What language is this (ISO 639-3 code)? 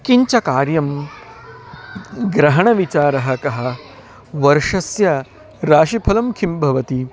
san